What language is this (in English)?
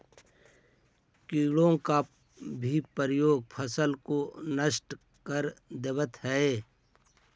Magahi